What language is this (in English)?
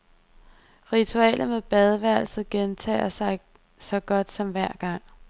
Danish